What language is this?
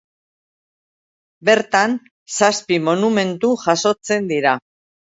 Basque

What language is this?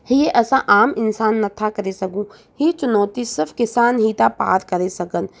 Sindhi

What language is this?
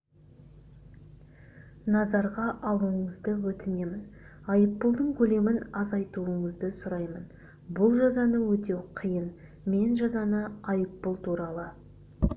Kazakh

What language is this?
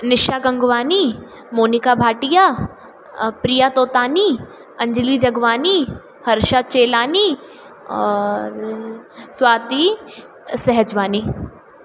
Sindhi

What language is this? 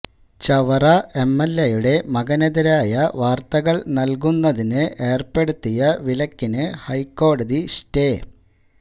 Malayalam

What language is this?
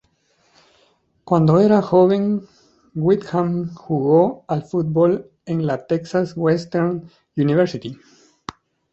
Spanish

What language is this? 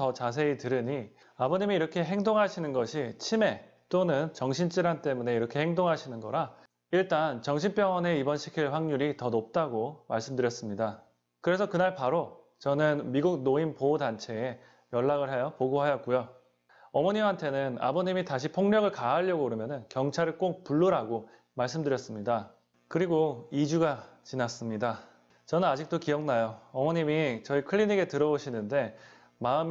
Korean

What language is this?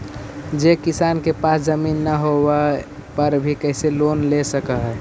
Magahi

